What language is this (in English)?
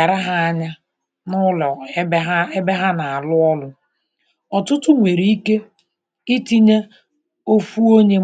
Igbo